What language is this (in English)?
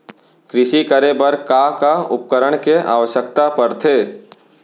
Chhattisgarhi